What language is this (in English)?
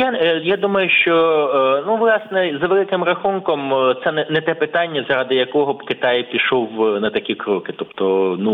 Ukrainian